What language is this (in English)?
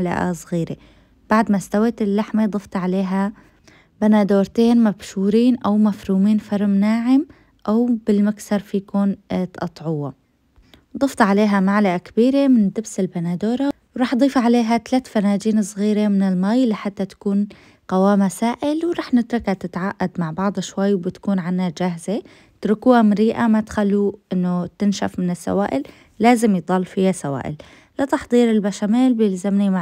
Arabic